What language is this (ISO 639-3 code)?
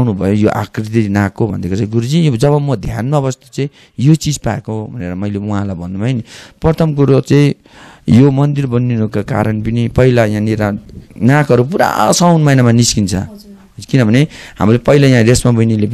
ron